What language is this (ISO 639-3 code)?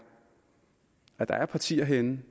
dan